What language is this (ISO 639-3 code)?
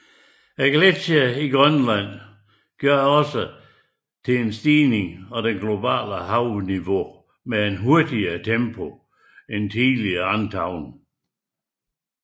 dan